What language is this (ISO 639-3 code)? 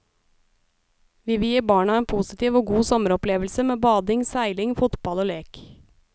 nor